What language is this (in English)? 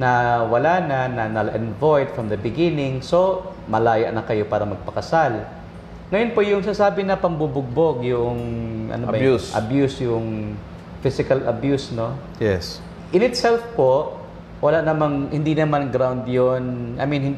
Filipino